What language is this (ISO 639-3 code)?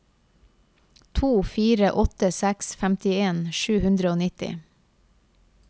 nor